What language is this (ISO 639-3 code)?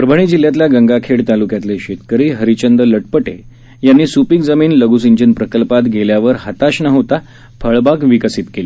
mar